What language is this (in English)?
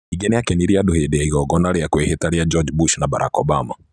Kikuyu